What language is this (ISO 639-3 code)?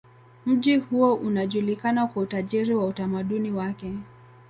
swa